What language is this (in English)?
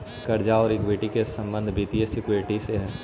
Magahi